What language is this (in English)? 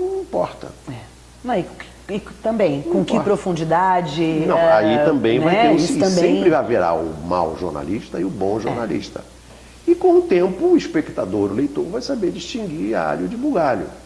Portuguese